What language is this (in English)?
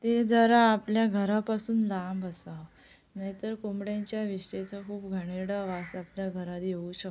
Marathi